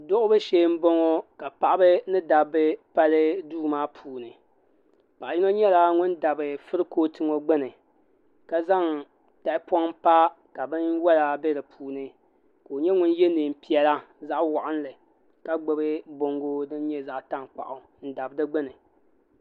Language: Dagbani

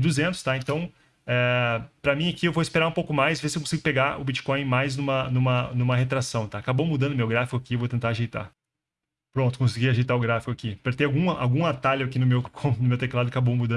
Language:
Portuguese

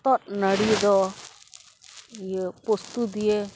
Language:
Santali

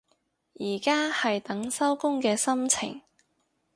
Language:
Cantonese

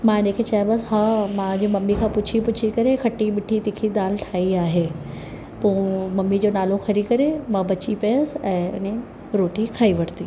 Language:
Sindhi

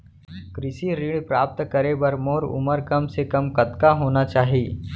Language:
Chhattisgarhi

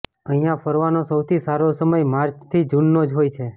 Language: Gujarati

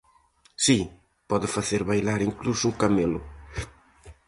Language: Galician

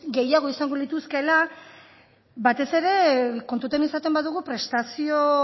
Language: Basque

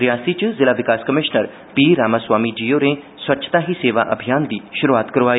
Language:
Dogri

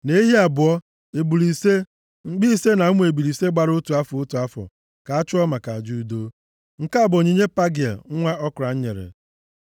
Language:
Igbo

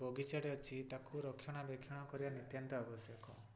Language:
Odia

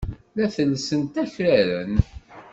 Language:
Kabyle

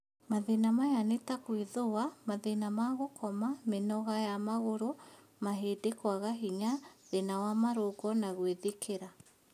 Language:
Kikuyu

